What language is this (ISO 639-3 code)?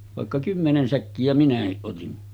fin